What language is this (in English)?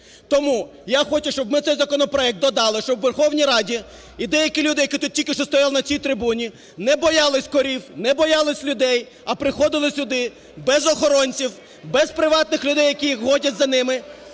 Ukrainian